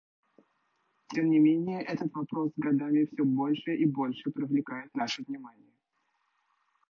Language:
Russian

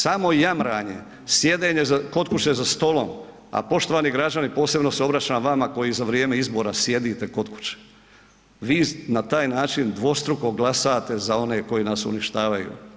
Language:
Croatian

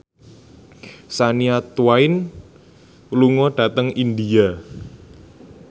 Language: Javanese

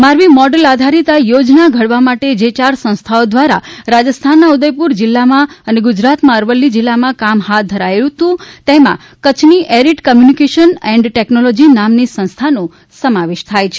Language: Gujarati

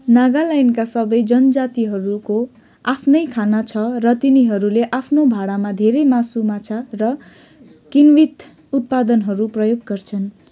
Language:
Nepali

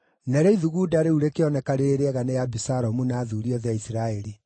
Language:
Kikuyu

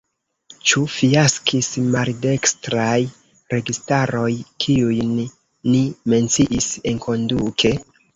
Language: Esperanto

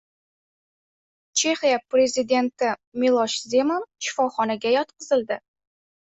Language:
Uzbek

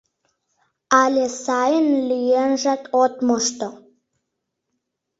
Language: Mari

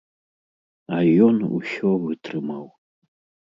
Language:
Belarusian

